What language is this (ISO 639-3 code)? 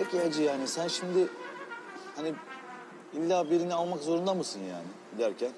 tur